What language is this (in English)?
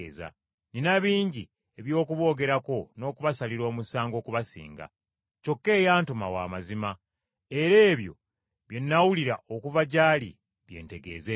Ganda